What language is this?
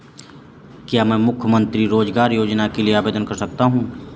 Hindi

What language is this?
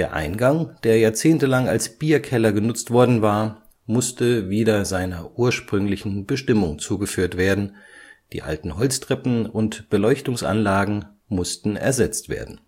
German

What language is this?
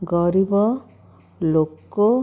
Odia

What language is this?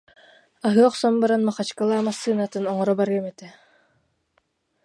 Yakut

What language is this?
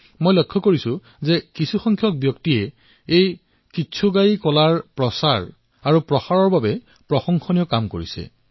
Assamese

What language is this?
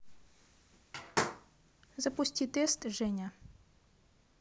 Russian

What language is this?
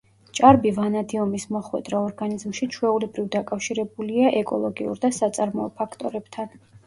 Georgian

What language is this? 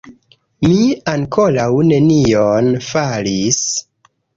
Esperanto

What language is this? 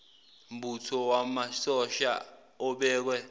Zulu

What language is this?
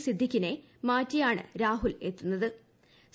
Malayalam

